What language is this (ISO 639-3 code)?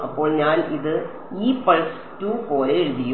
mal